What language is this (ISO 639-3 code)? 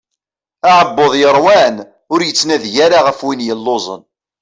kab